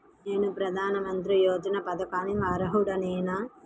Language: Telugu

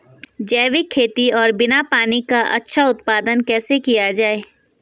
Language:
Hindi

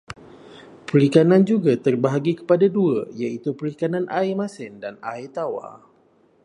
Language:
Malay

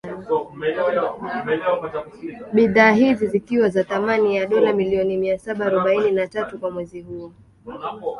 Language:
Swahili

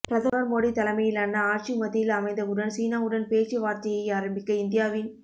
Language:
Tamil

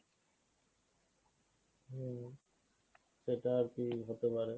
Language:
Bangla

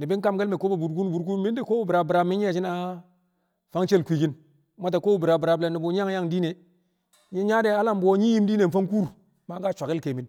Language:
Kamo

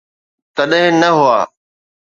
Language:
Sindhi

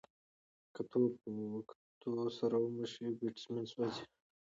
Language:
Pashto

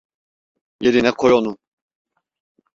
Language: Turkish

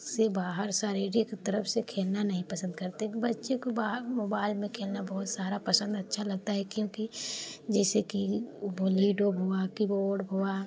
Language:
Hindi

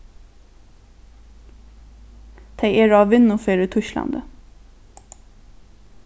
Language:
Faroese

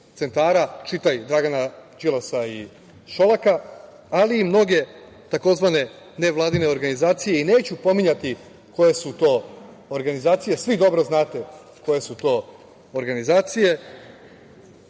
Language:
Serbian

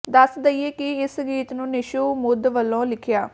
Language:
Punjabi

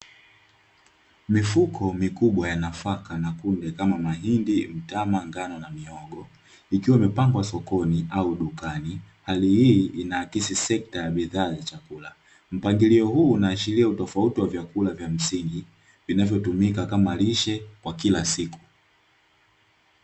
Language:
Swahili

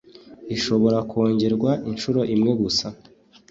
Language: Kinyarwanda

